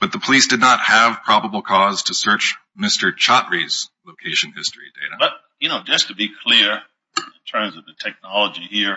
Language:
English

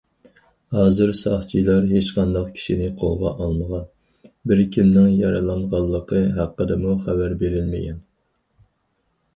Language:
Uyghur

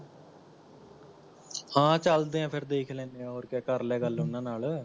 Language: Punjabi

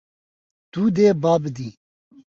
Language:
Kurdish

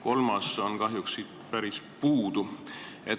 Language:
Estonian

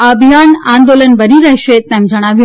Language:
Gujarati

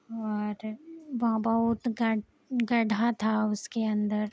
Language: Urdu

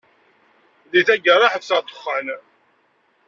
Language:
Kabyle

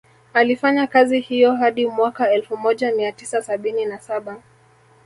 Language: Swahili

